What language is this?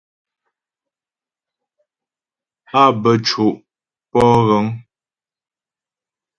Ghomala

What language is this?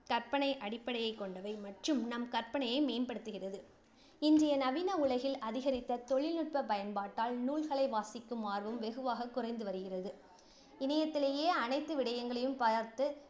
Tamil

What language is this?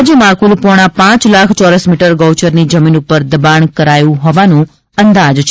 Gujarati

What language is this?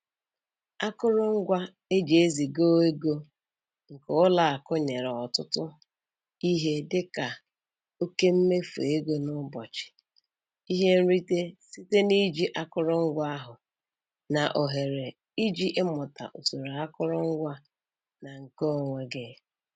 Igbo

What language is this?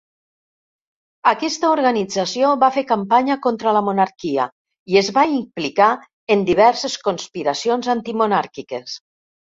Catalan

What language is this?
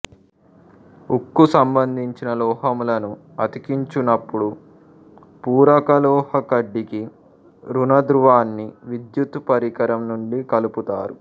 Telugu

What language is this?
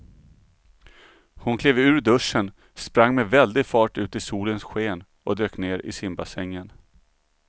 Swedish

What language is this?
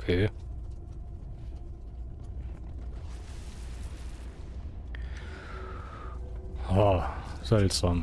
German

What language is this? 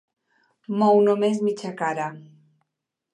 Catalan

